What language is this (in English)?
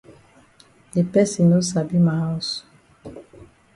Cameroon Pidgin